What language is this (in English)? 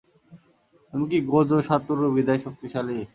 Bangla